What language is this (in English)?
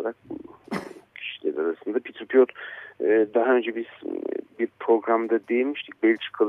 Turkish